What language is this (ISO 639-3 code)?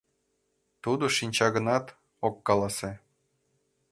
chm